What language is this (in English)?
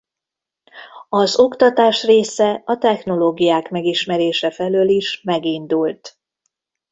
Hungarian